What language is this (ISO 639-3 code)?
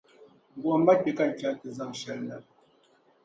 dag